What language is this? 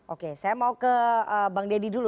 Indonesian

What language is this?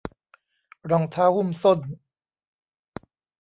Thai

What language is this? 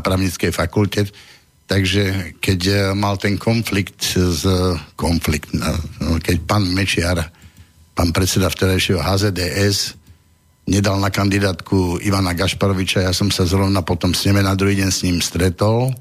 Slovak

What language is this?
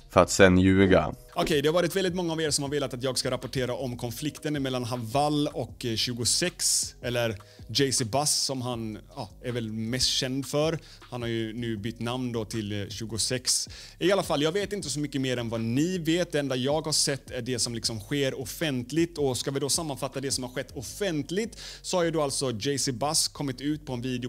Swedish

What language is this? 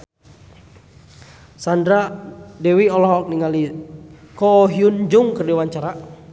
Sundanese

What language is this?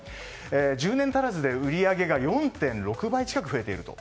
Japanese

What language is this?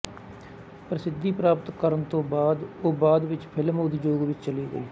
Punjabi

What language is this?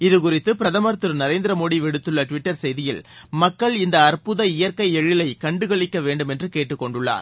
Tamil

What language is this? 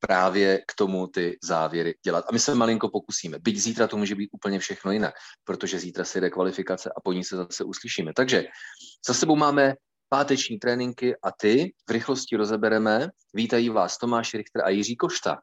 Czech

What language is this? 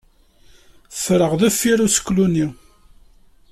Kabyle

